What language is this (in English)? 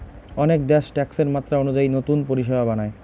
Bangla